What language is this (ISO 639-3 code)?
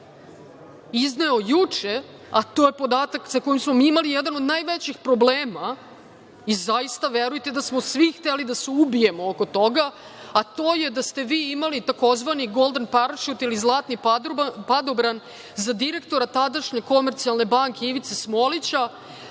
srp